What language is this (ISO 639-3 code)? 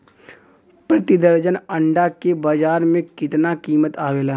bho